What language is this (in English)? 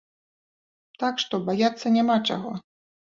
Belarusian